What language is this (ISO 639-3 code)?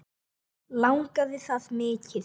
isl